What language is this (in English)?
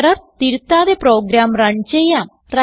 Malayalam